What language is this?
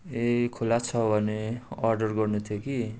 Nepali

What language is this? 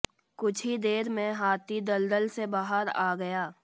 Hindi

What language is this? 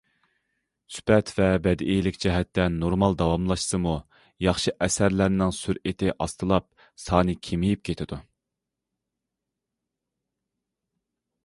Uyghur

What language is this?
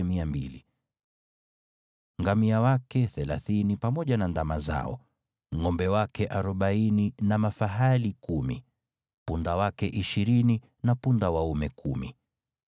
Swahili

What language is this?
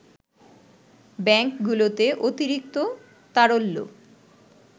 Bangla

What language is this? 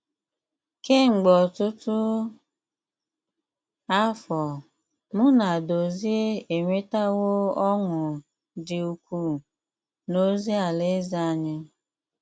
Igbo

